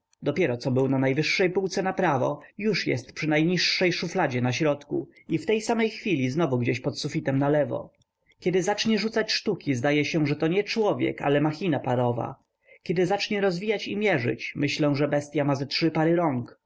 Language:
Polish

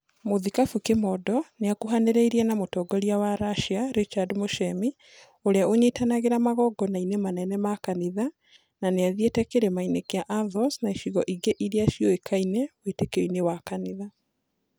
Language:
Kikuyu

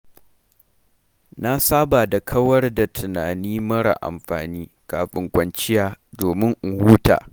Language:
Hausa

